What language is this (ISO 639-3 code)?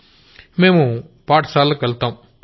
tel